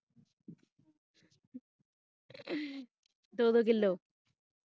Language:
Punjabi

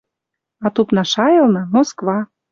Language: Western Mari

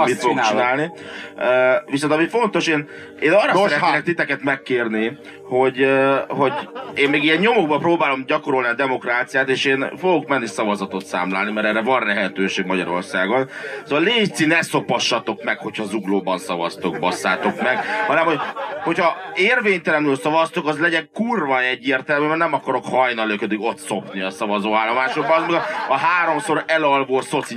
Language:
Hungarian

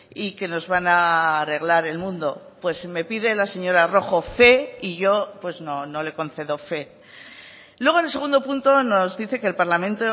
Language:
Spanish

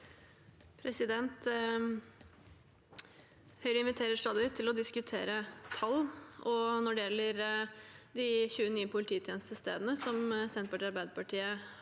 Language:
Norwegian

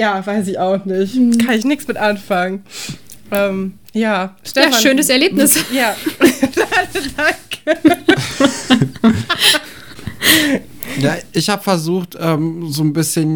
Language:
German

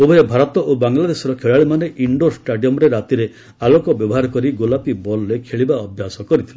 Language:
Odia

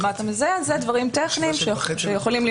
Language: Hebrew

